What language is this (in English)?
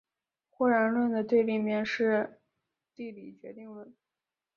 Chinese